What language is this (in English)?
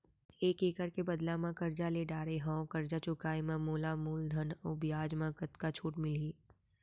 Chhattisgarhi